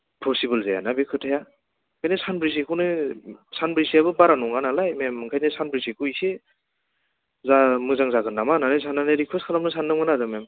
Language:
Bodo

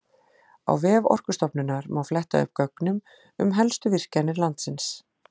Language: Icelandic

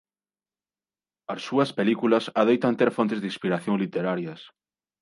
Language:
Galician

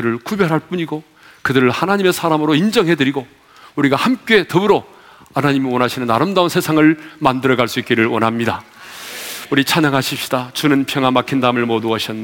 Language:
Korean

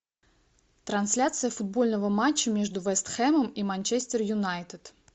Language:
Russian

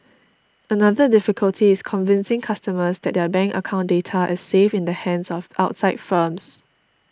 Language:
English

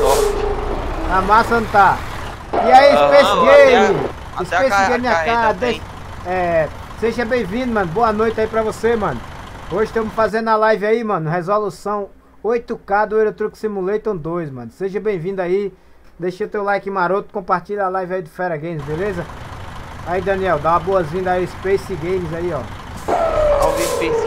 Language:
Portuguese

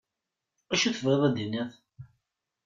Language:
Kabyle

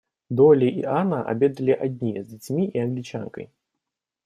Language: Russian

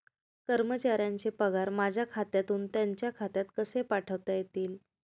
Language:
Marathi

